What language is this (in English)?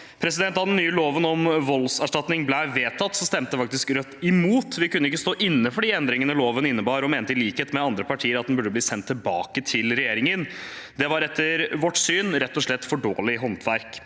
Norwegian